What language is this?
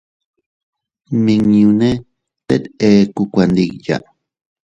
Teutila Cuicatec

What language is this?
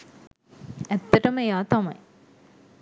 Sinhala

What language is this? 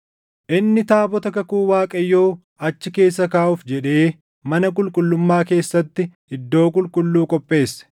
Oromo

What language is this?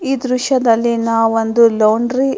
Kannada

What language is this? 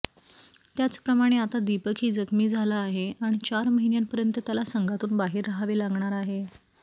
Marathi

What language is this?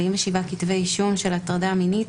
Hebrew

